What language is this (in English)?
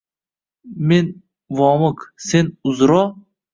Uzbek